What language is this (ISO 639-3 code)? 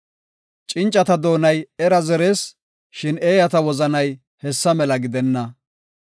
gof